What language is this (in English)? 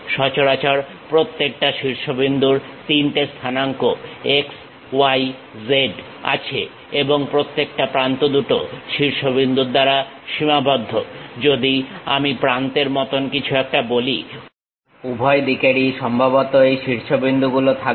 Bangla